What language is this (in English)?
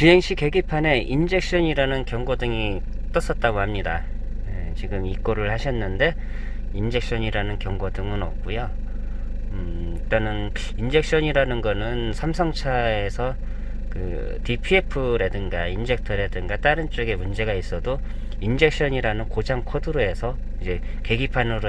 Korean